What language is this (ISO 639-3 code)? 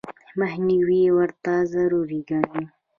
pus